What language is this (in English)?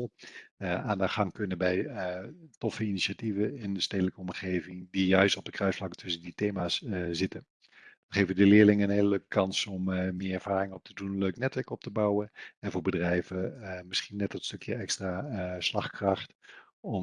Dutch